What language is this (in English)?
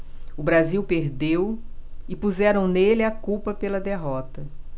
Portuguese